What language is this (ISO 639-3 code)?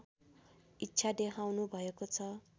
nep